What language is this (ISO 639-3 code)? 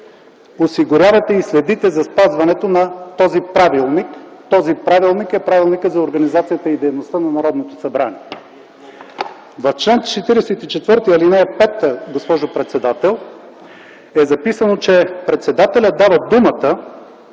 bul